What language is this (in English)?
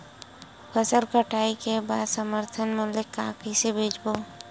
Chhattisgarhi